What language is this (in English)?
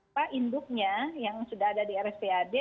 Indonesian